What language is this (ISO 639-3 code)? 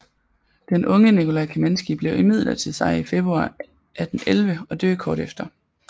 dan